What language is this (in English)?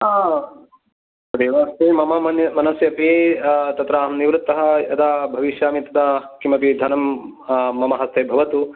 Sanskrit